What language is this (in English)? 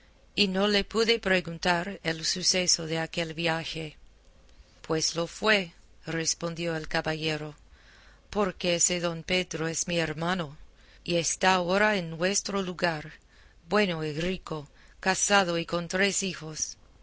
Spanish